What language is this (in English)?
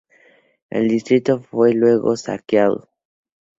Spanish